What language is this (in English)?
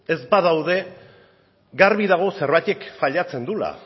Basque